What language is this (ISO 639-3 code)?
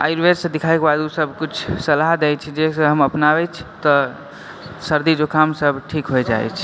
mai